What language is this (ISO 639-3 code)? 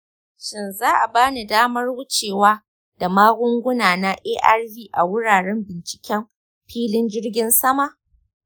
hau